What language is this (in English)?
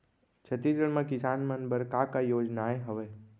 Chhattisgarhi